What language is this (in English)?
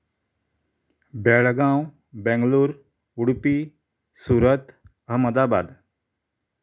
Konkani